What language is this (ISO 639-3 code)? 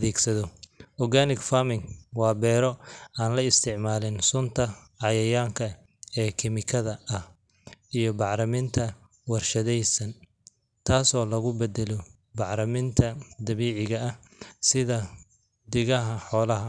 som